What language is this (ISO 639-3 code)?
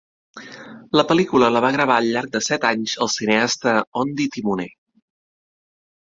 cat